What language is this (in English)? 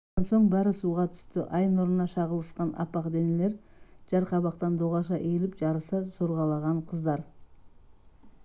Kazakh